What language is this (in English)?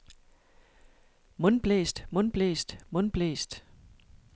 Danish